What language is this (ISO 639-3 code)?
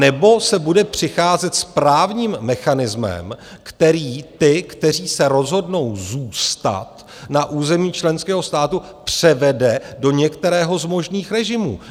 ces